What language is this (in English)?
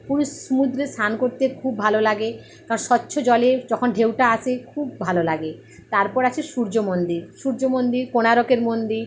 Bangla